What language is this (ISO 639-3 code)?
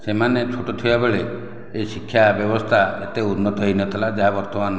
ori